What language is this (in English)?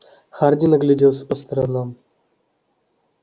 Russian